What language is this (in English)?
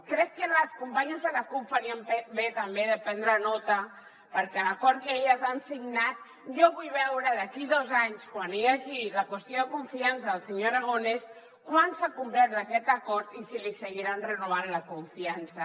Catalan